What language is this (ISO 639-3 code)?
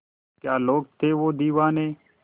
hin